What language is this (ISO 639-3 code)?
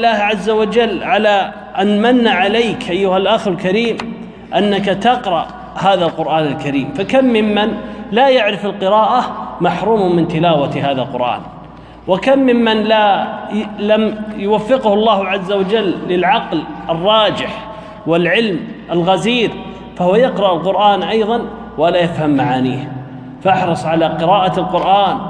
ara